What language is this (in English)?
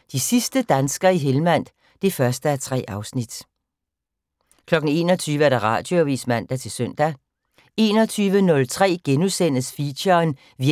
Danish